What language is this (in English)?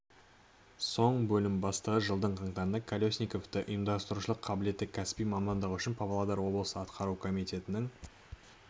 Kazakh